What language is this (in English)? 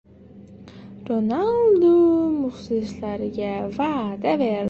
Uzbek